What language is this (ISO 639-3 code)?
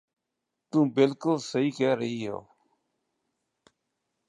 pan